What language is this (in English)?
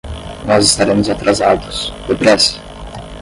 Portuguese